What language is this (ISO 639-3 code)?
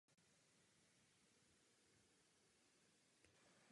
ces